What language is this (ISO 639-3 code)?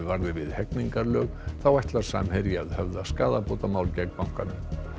isl